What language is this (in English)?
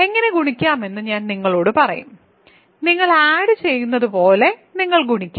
Malayalam